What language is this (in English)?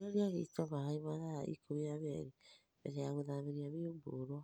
Kikuyu